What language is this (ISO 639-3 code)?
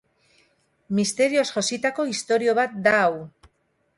eus